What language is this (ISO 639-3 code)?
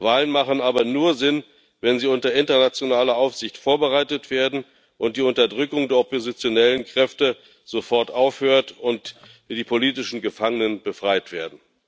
deu